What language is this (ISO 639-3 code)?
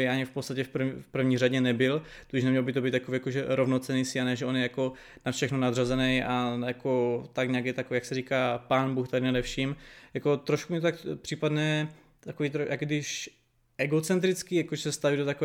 ces